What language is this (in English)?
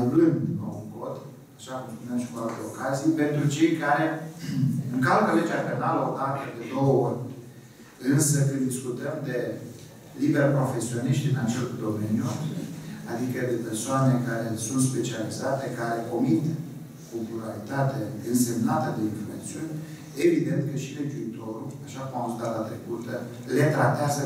Romanian